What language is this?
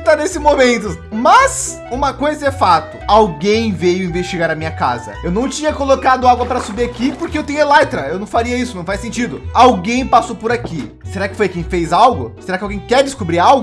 Portuguese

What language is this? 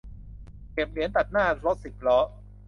Thai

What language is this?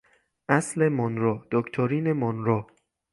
Persian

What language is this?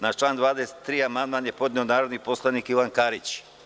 Serbian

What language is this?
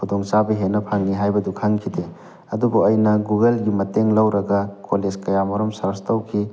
Manipuri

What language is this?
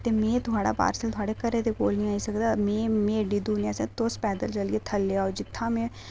Dogri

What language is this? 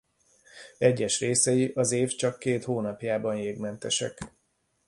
Hungarian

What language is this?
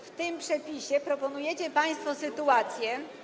Polish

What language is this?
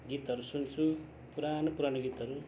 Nepali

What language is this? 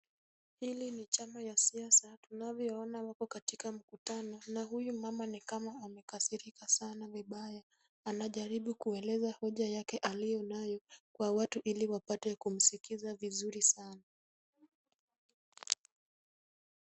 Swahili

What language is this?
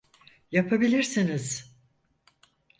Turkish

